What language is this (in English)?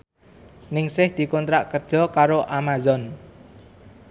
Javanese